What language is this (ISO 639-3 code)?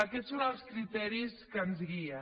cat